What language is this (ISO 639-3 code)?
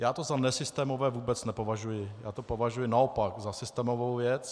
ces